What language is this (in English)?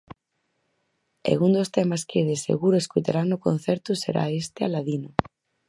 Galician